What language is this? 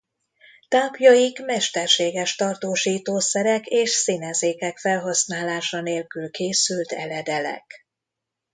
Hungarian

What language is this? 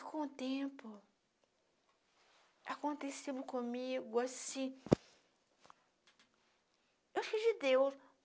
Portuguese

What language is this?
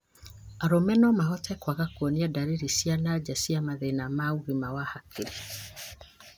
Kikuyu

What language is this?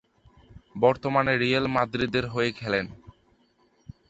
Bangla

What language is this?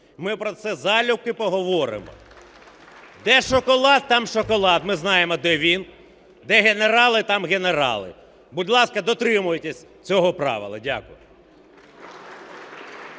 Ukrainian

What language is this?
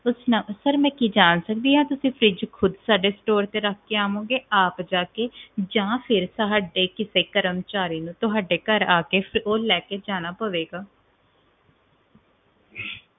Punjabi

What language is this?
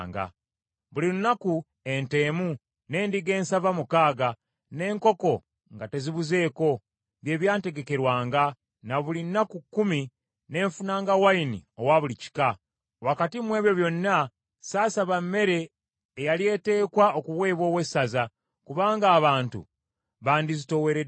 Ganda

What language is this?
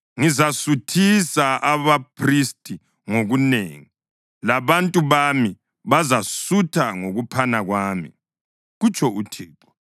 North Ndebele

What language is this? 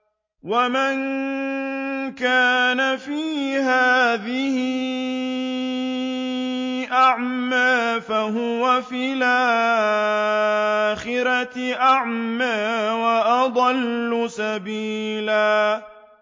Arabic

